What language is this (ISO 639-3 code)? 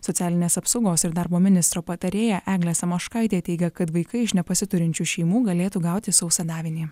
lit